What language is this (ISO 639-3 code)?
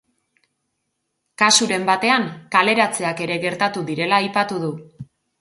eus